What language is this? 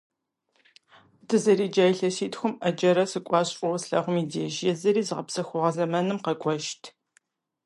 Kabardian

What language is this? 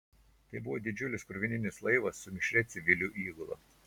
Lithuanian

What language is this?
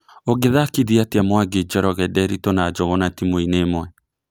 Kikuyu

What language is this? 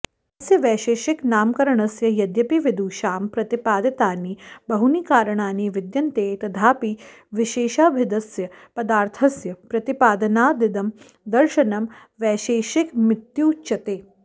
Sanskrit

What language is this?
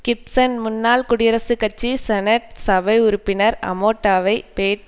Tamil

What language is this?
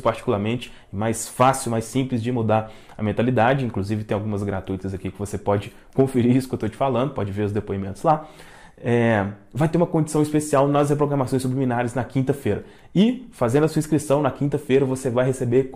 Portuguese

